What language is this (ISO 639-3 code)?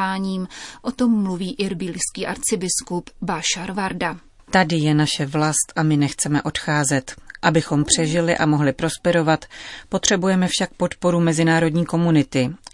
ces